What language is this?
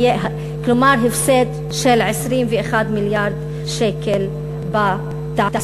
Hebrew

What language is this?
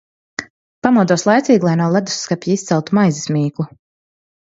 Latvian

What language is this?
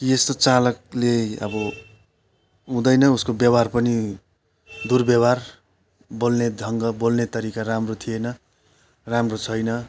Nepali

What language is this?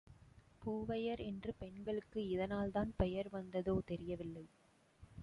Tamil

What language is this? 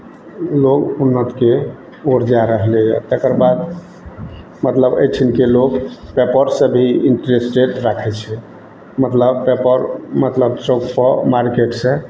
Maithili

